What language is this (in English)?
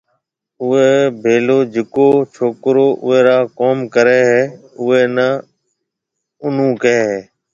Marwari (Pakistan)